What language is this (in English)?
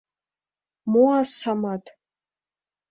Mari